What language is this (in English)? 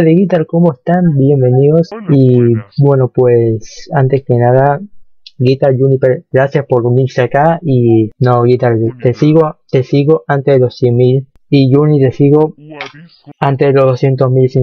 Spanish